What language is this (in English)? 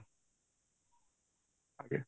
Odia